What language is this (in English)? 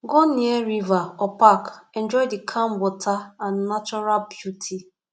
Nigerian Pidgin